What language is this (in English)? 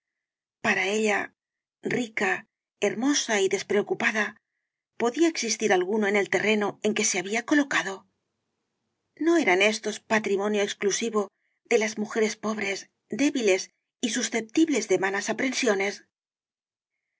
Spanish